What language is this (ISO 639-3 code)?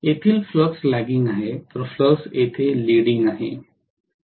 mar